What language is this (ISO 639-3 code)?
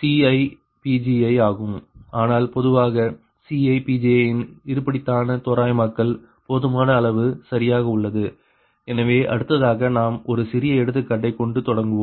tam